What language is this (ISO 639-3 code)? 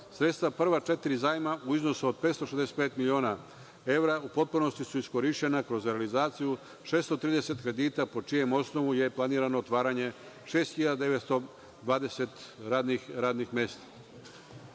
srp